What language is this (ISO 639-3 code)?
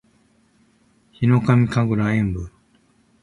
jpn